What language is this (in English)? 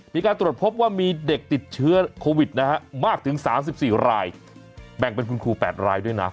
Thai